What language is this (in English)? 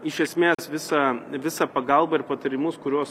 Lithuanian